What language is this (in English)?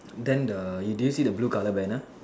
English